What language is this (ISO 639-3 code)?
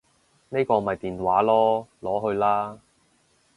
yue